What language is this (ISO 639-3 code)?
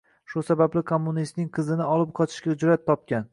uzb